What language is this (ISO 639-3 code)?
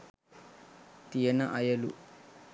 sin